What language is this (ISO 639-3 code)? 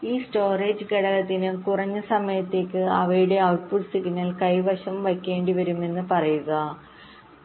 mal